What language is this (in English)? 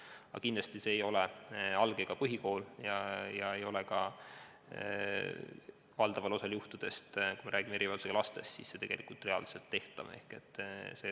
Estonian